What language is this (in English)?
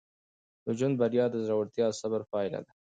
Pashto